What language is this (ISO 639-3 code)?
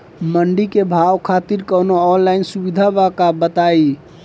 bho